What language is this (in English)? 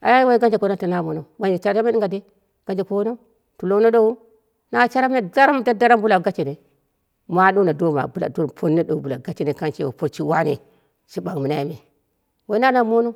Dera (Nigeria)